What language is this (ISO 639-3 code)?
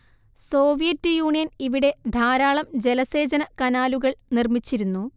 mal